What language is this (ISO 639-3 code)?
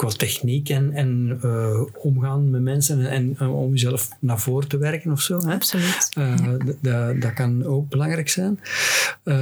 nld